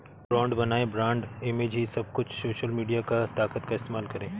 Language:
Hindi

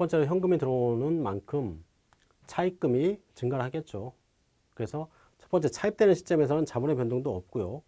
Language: Korean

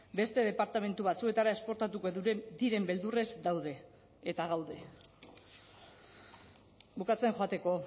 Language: Basque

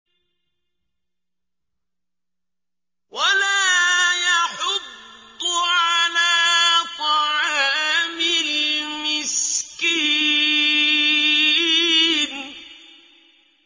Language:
Arabic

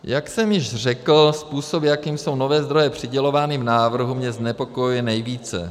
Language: Czech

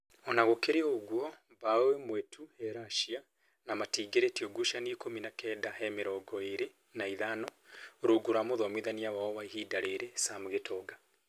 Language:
Kikuyu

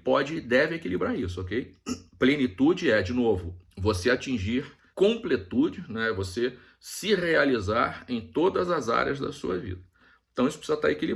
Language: Portuguese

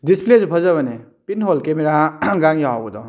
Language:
Manipuri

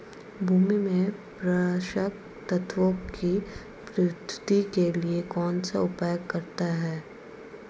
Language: Hindi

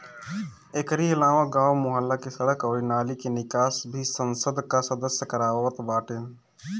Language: Bhojpuri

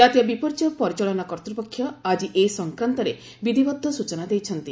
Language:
Odia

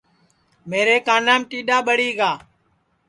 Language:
Sansi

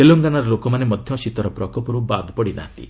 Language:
Odia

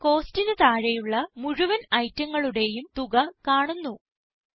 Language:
Malayalam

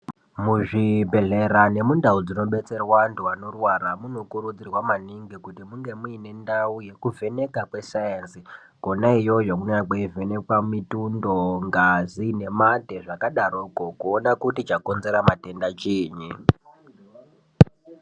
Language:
Ndau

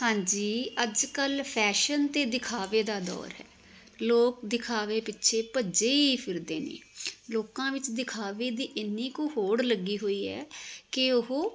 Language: Punjabi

